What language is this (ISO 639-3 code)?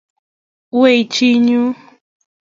kln